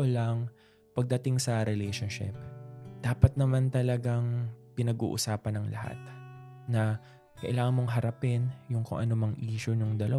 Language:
Filipino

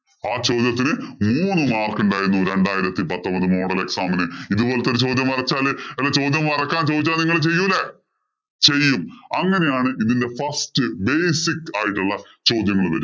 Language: Malayalam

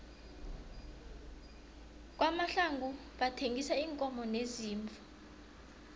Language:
South Ndebele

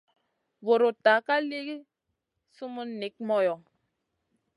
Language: Masana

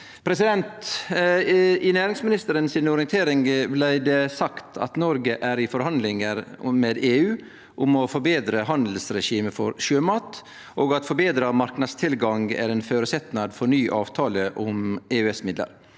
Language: Norwegian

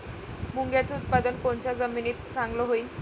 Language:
Marathi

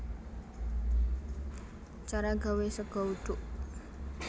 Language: Javanese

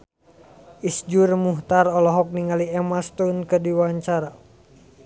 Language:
Sundanese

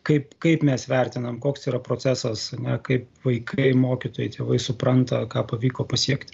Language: Lithuanian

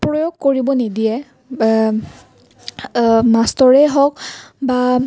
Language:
Assamese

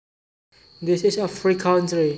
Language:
Javanese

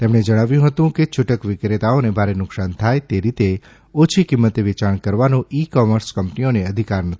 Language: Gujarati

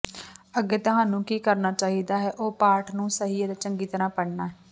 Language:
Punjabi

